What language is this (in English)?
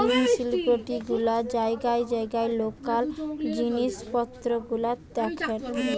Bangla